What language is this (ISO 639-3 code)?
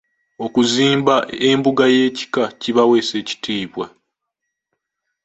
lug